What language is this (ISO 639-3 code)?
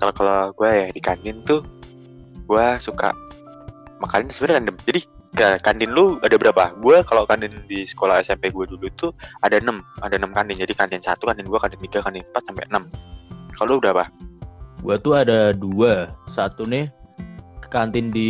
ind